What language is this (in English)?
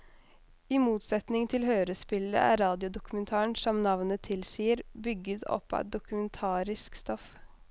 Norwegian